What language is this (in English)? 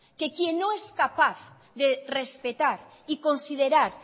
Spanish